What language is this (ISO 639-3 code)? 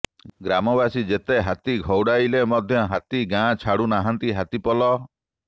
ori